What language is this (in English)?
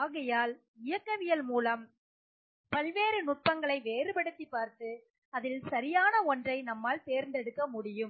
Tamil